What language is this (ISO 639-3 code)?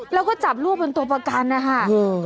tha